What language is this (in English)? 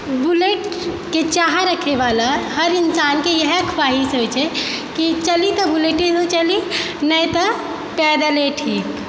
Maithili